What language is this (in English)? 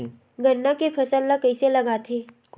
Chhattisgarhi